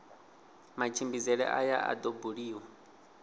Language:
Venda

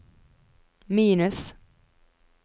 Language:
Norwegian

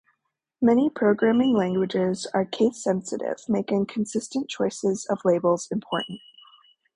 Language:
English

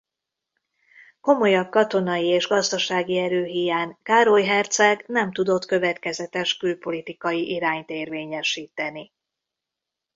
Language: Hungarian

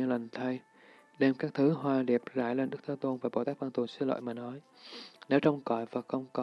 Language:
Vietnamese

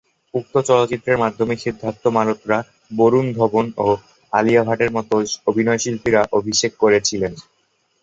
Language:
Bangla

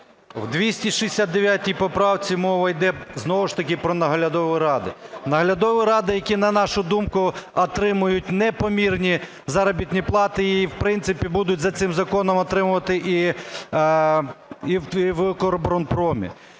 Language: Ukrainian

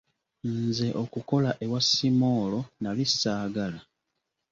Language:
Ganda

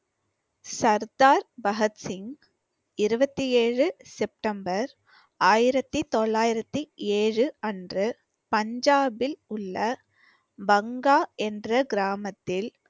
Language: Tamil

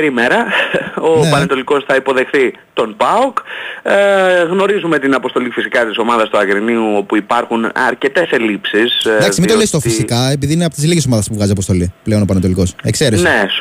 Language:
Greek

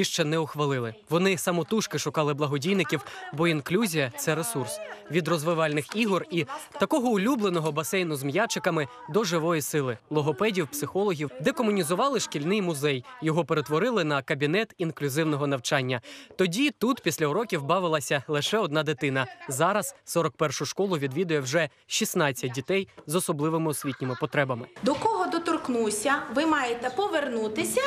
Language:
Ukrainian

